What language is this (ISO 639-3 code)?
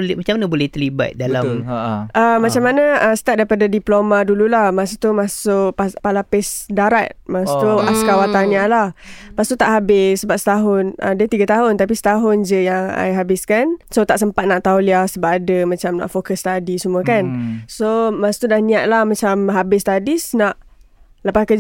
msa